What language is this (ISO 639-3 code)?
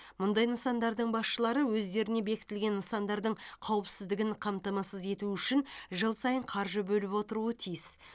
kaz